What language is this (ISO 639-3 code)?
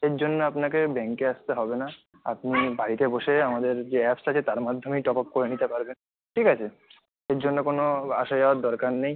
ben